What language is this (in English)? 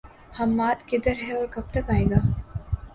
Urdu